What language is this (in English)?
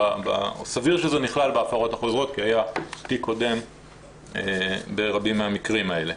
Hebrew